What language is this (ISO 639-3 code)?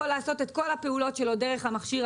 heb